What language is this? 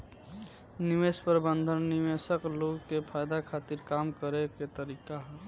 Bhojpuri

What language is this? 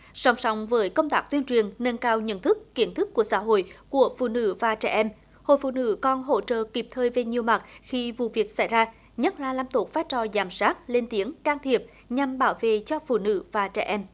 Vietnamese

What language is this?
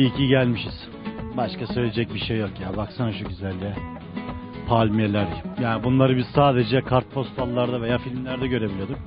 Turkish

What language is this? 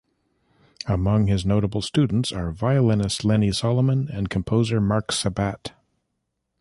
English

